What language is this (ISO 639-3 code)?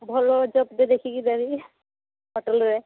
ori